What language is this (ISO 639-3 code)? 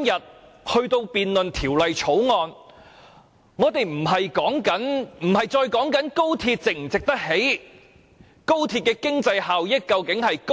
yue